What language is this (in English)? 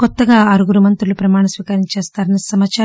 Telugu